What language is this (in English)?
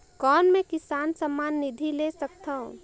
Chhattisgarhi